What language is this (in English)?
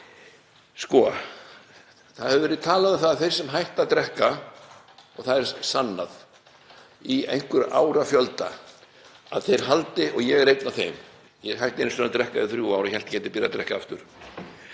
Icelandic